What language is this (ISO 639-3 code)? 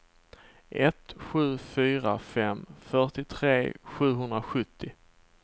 swe